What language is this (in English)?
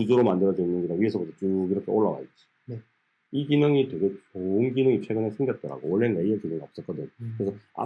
Korean